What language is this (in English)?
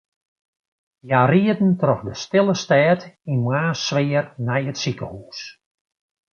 Western Frisian